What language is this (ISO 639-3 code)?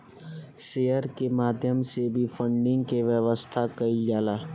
bho